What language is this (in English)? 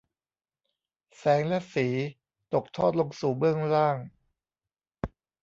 Thai